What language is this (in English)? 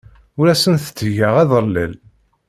Kabyle